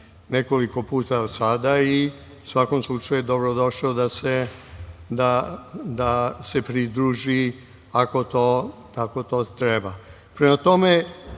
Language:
Serbian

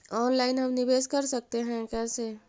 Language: Magahi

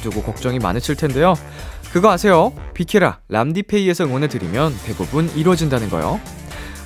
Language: Korean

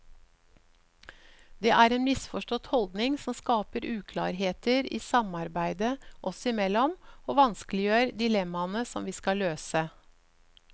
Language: Norwegian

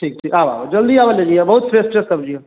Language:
Maithili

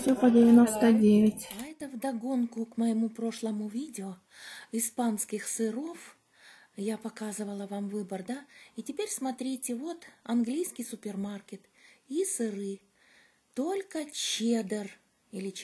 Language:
Russian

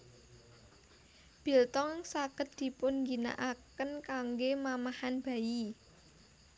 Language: Javanese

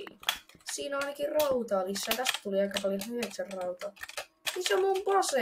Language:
Finnish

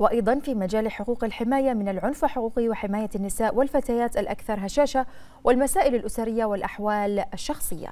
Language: Arabic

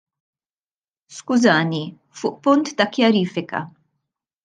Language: Maltese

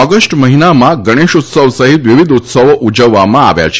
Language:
Gujarati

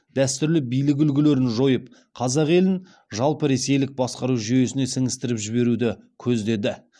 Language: Kazakh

